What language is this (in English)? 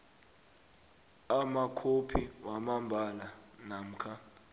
South Ndebele